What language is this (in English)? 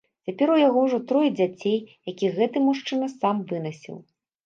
Belarusian